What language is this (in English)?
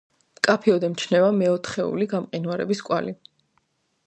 Georgian